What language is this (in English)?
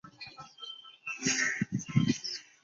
Chinese